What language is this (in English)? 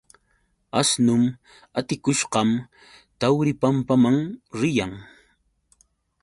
Yauyos Quechua